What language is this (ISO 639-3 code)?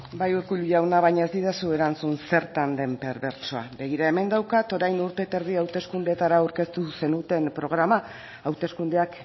eus